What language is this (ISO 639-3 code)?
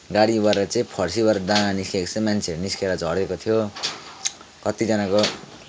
nep